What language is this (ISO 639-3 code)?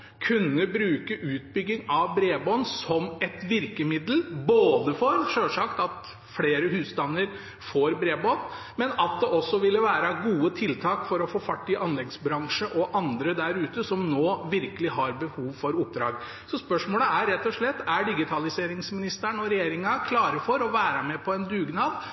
nob